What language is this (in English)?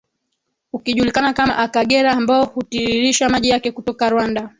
Swahili